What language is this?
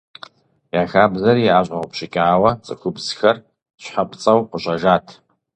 Kabardian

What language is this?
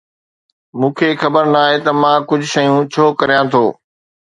Sindhi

